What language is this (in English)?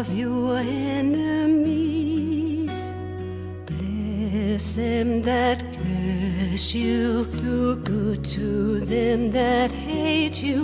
Danish